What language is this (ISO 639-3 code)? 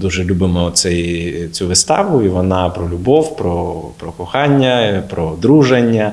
ukr